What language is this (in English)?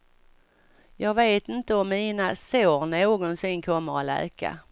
Swedish